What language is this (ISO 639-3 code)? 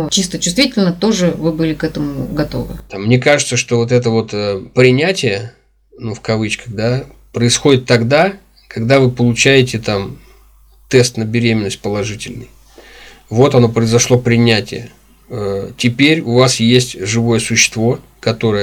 rus